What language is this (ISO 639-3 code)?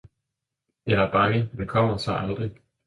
dan